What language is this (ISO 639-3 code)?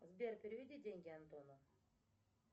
rus